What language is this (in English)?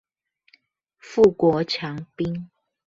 Chinese